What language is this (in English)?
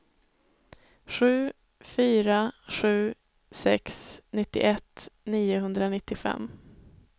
Swedish